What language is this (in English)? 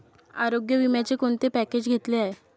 Marathi